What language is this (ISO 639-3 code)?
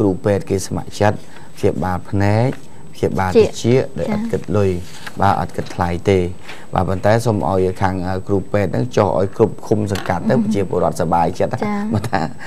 vie